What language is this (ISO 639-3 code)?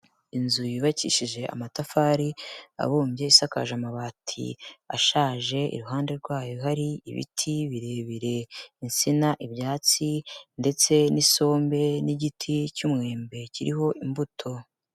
kin